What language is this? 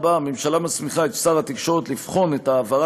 Hebrew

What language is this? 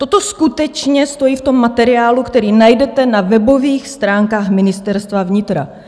Czech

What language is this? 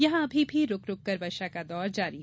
Hindi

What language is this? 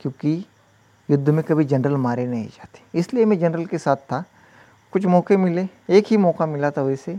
Hindi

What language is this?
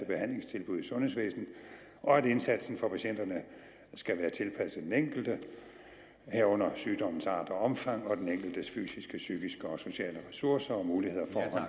Danish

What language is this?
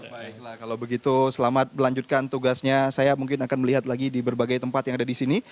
Indonesian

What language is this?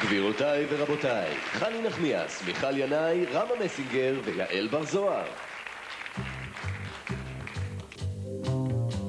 Hebrew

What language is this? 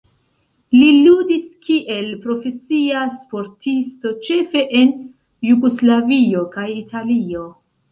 Esperanto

